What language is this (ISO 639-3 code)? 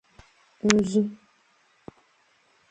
ibo